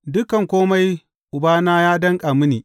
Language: Hausa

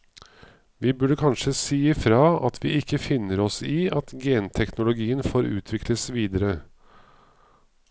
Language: Norwegian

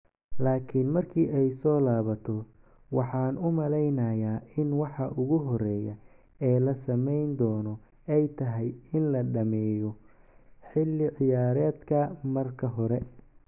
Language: Somali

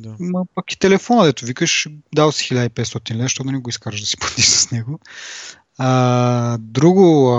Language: Bulgarian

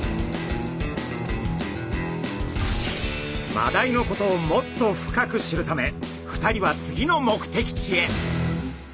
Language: Japanese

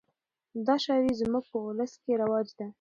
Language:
Pashto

